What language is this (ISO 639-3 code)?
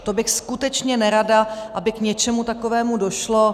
ces